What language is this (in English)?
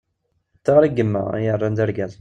Kabyle